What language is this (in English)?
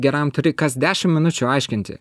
Lithuanian